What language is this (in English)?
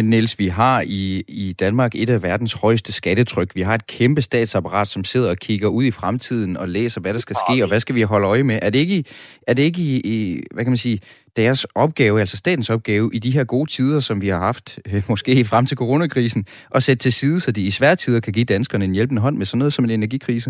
Danish